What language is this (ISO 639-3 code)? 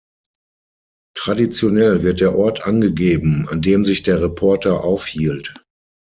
deu